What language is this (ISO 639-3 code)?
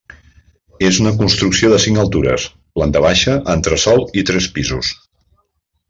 cat